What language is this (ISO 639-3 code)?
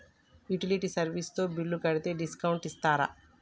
tel